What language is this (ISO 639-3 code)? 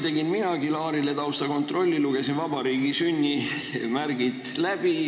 est